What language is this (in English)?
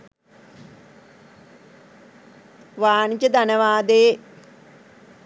Sinhala